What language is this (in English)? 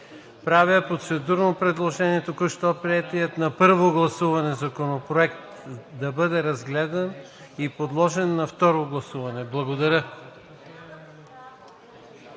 Bulgarian